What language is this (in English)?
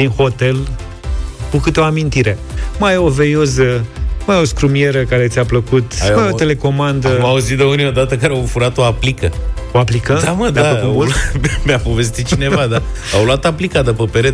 Romanian